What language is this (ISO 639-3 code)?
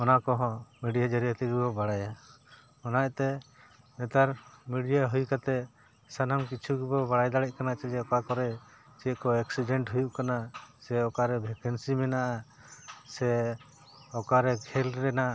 sat